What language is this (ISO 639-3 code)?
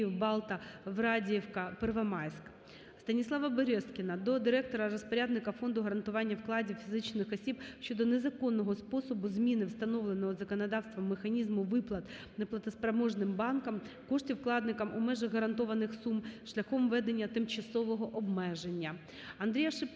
ukr